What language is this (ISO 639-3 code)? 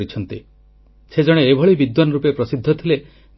ori